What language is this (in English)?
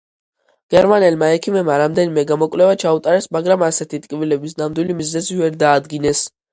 Georgian